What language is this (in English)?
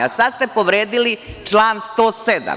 Serbian